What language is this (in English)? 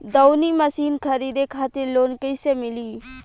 Bhojpuri